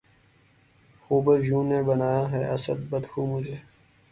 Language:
Urdu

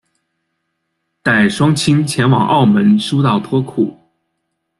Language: Chinese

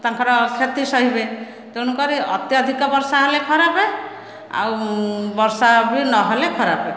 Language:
Odia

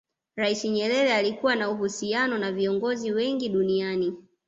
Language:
Swahili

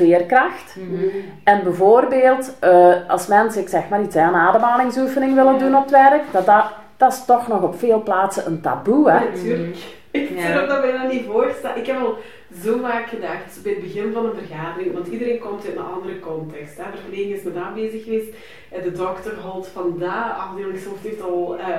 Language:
Dutch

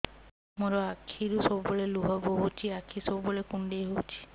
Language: Odia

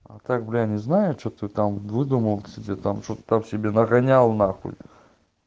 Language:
Russian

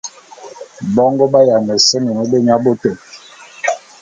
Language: Bulu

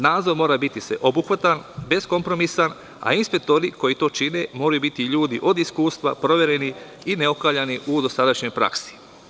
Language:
Serbian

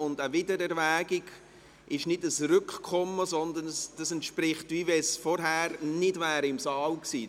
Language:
Swiss German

